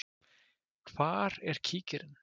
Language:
Icelandic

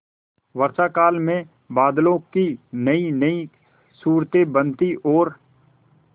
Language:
Hindi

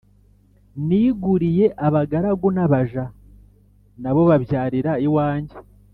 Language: Kinyarwanda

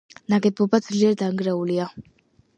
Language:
Georgian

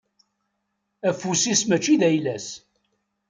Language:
Kabyle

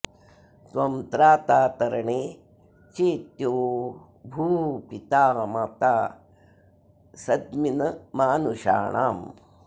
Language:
Sanskrit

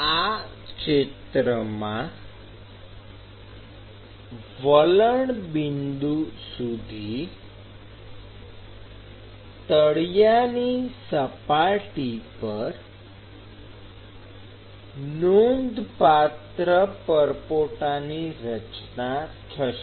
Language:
Gujarati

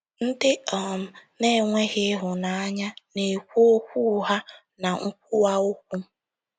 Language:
Igbo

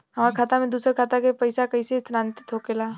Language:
Bhojpuri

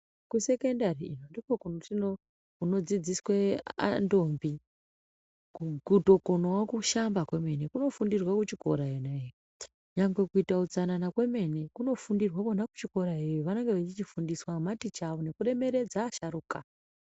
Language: Ndau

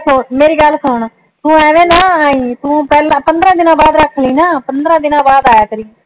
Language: Punjabi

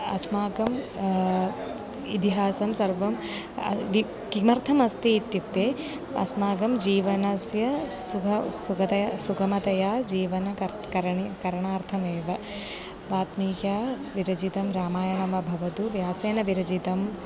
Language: Sanskrit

